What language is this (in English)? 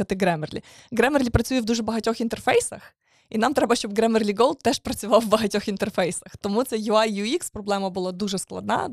Ukrainian